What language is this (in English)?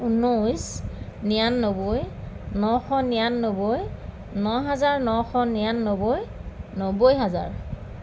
Assamese